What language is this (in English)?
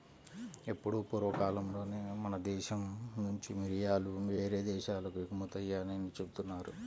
Telugu